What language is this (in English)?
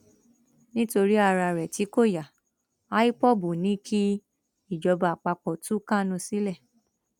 Yoruba